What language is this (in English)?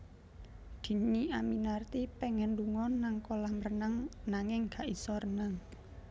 Javanese